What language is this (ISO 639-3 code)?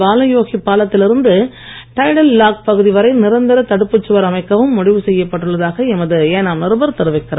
tam